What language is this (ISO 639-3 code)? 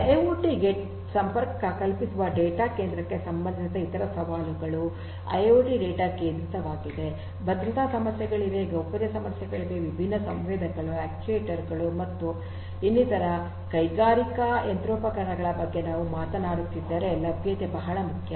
kan